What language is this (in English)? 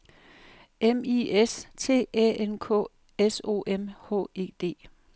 Danish